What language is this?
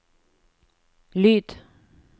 Norwegian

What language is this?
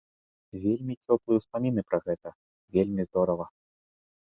Belarusian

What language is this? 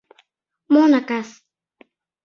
Mari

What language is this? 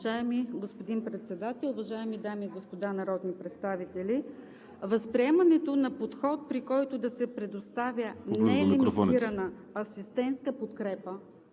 Bulgarian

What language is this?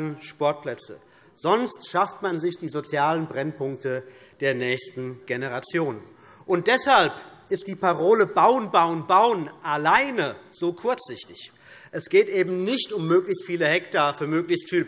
German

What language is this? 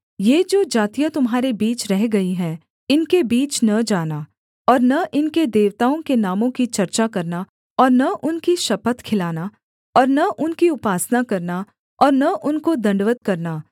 Hindi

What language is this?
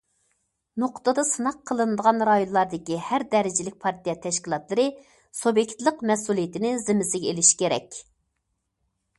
Uyghur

